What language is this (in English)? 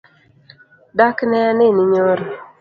Luo (Kenya and Tanzania)